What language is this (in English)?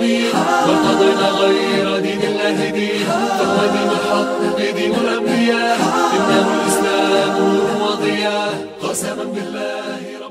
Arabic